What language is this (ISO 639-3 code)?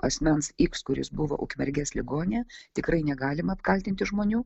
lit